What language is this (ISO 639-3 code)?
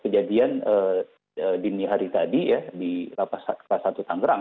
ind